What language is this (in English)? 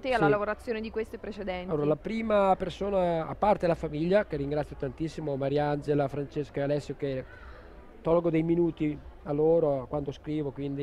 Italian